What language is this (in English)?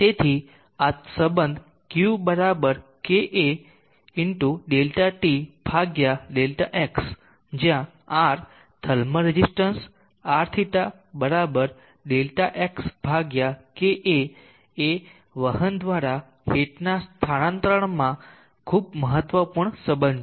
Gujarati